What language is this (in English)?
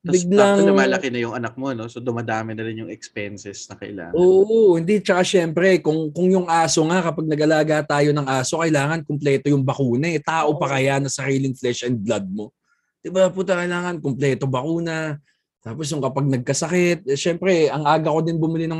Filipino